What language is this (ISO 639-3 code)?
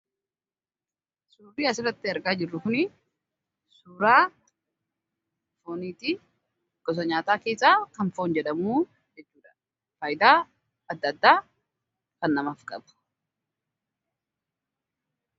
orm